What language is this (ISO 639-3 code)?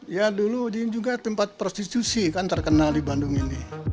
ind